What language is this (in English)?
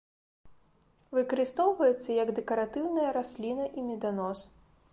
Belarusian